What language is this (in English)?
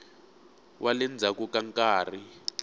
Tsonga